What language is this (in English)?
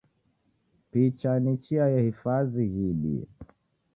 Taita